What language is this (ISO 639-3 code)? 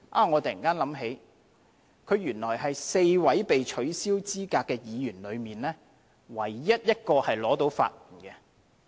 yue